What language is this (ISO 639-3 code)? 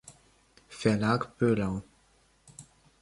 deu